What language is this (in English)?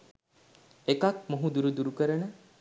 Sinhala